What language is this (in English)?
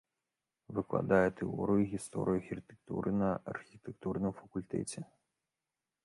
Belarusian